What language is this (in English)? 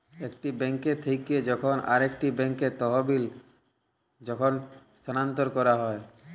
Bangla